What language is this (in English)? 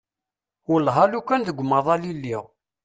Kabyle